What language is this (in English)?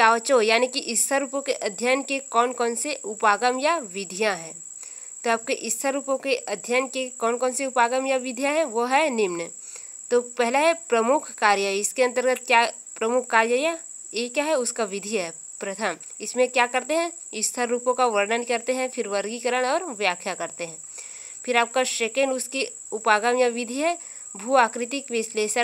Hindi